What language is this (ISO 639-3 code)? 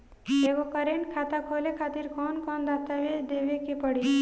bho